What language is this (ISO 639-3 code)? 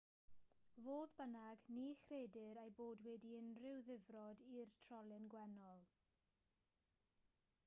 cym